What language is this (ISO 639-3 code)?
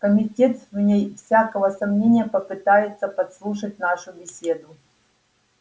rus